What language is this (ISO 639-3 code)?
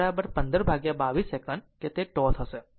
guj